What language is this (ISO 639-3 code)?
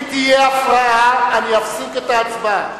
heb